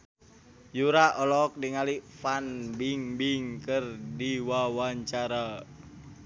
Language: Sundanese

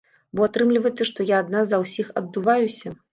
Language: Belarusian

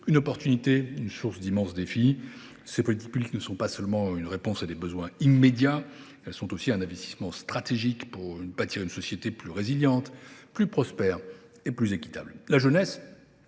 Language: French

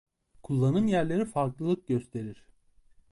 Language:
Turkish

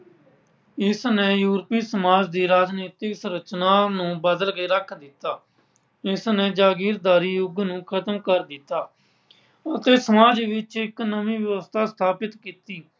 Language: Punjabi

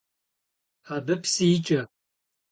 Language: Kabardian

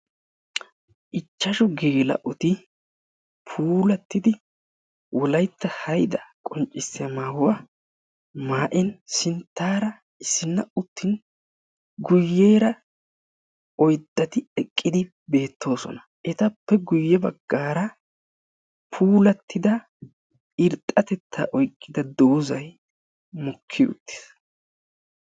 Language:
Wolaytta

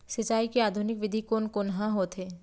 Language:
Chhattisgarhi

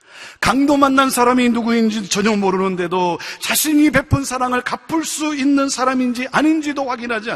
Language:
Korean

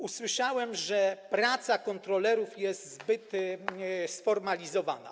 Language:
Polish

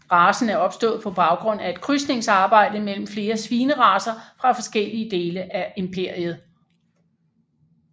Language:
Danish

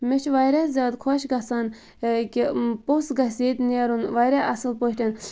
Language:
Kashmiri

